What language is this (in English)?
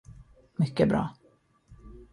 Swedish